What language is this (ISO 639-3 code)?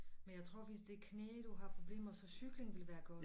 dan